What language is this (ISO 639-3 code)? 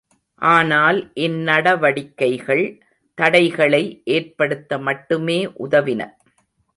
tam